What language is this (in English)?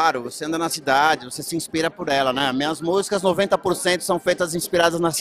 Portuguese